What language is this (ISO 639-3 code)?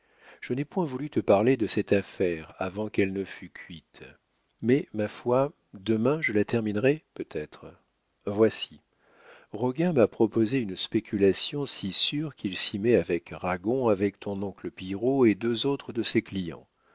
fra